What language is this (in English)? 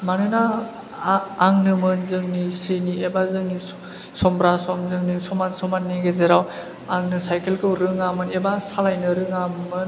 Bodo